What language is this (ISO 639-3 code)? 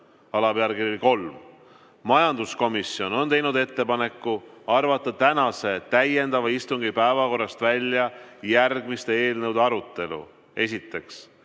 est